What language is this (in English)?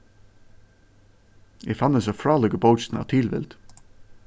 Faroese